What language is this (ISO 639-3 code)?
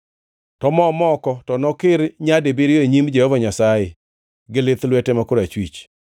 luo